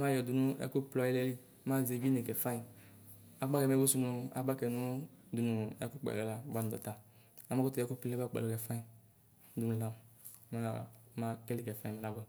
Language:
Ikposo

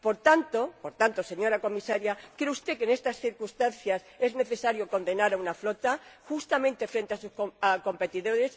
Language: Spanish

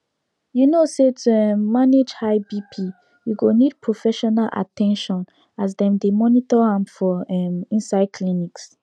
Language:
Nigerian Pidgin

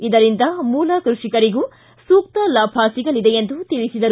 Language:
Kannada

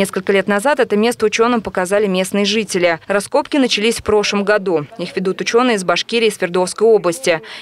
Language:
Russian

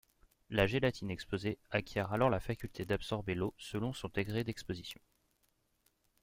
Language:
French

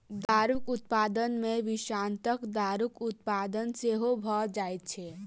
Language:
Maithili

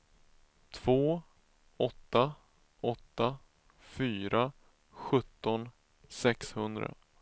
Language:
Swedish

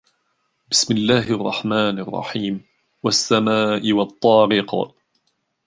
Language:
Arabic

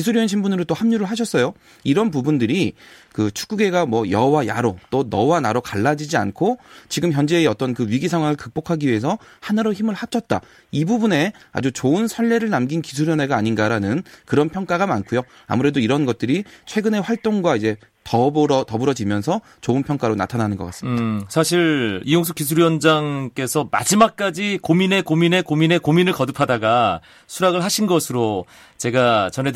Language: Korean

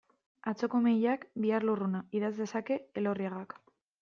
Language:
Basque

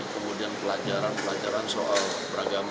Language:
Indonesian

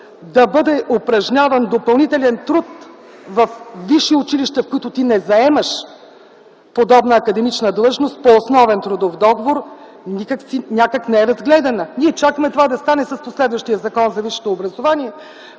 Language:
Bulgarian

